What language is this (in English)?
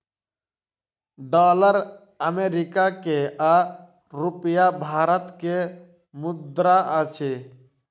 Maithili